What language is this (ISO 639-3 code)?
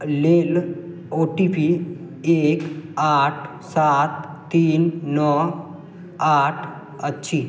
mai